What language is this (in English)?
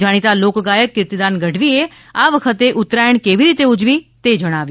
Gujarati